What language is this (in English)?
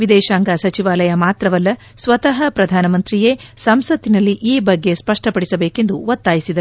Kannada